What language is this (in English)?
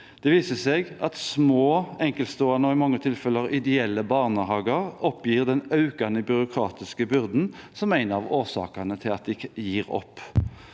Norwegian